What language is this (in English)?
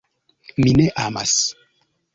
Esperanto